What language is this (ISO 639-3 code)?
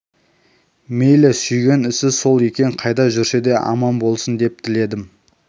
kaz